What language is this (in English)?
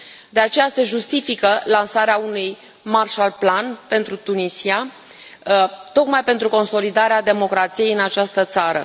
Romanian